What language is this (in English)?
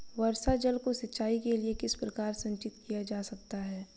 Hindi